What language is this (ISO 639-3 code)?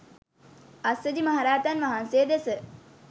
sin